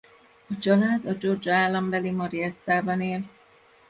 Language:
Hungarian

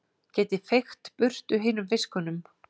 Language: Icelandic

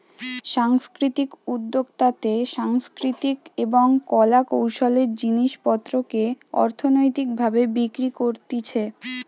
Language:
Bangla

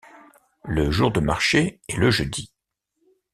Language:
French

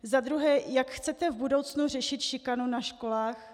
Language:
Czech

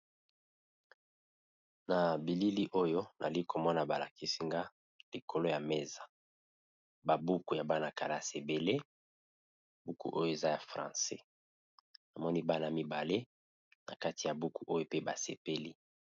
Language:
Lingala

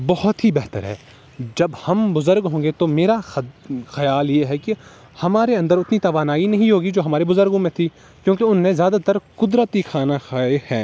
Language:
Urdu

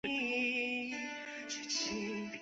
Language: Chinese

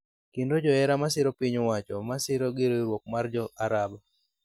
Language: Luo (Kenya and Tanzania)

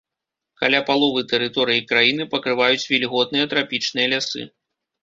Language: Belarusian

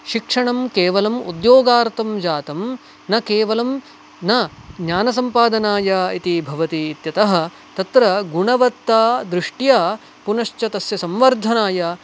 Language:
Sanskrit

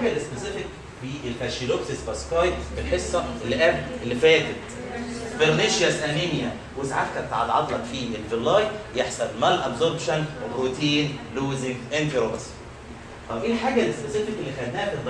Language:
Arabic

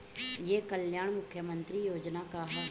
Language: Bhojpuri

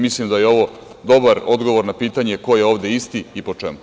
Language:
Serbian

